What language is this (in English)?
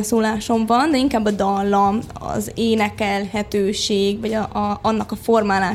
Hungarian